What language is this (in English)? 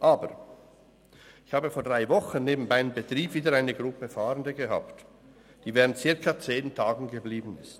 Swiss German